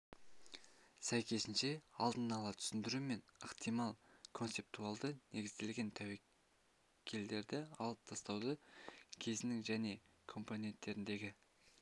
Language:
Kazakh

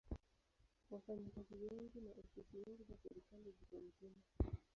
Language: Swahili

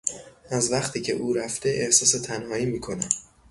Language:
Persian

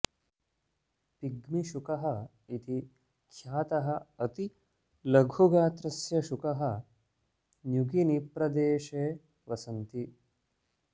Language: Sanskrit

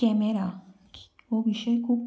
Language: Konkani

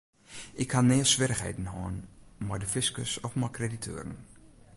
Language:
Western Frisian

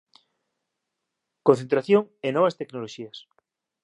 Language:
Galician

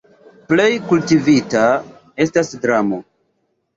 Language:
Esperanto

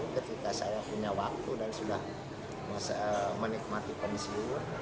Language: Indonesian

